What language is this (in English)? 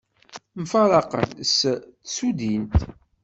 Kabyle